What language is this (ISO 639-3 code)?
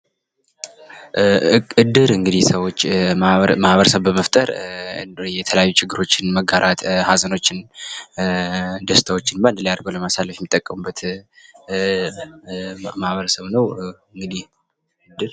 amh